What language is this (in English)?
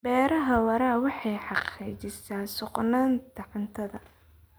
Somali